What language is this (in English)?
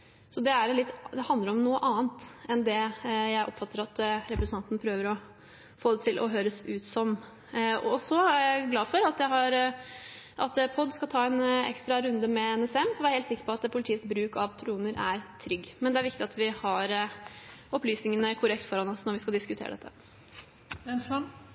Norwegian Bokmål